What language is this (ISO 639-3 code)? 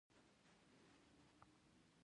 pus